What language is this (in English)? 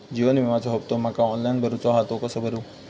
Marathi